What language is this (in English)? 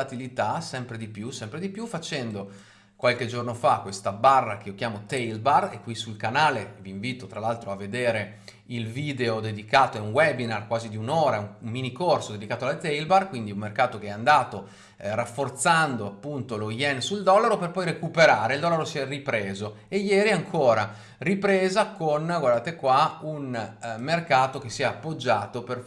Italian